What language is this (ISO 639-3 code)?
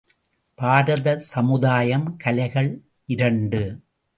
tam